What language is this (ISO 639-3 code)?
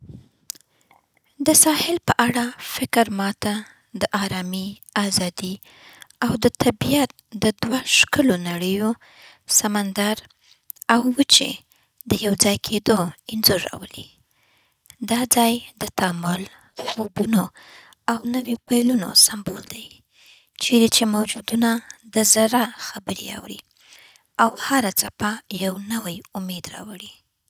pbt